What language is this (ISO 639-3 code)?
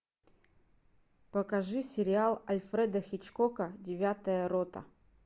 rus